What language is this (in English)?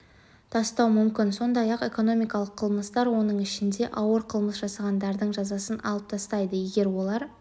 Kazakh